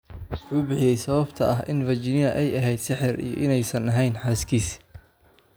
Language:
Somali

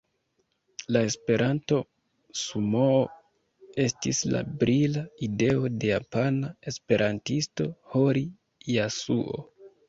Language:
Esperanto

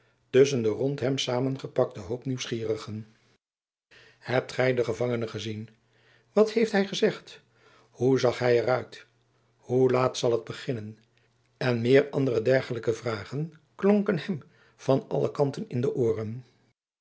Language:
Dutch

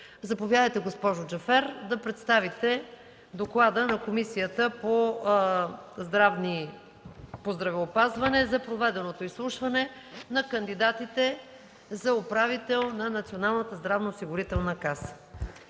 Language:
Bulgarian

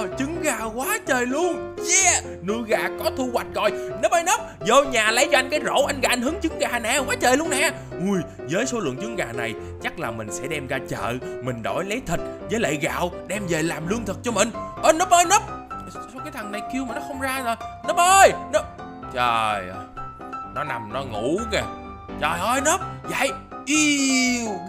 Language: Vietnamese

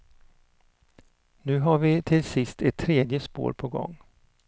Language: Swedish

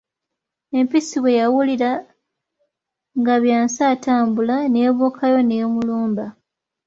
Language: Ganda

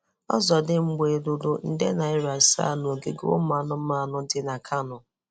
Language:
Igbo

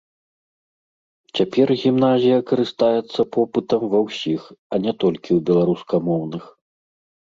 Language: Belarusian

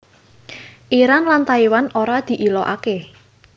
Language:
Javanese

